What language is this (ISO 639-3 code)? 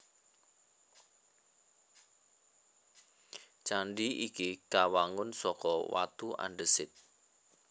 jav